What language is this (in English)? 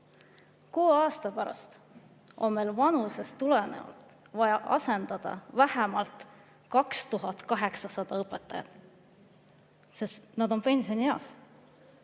Estonian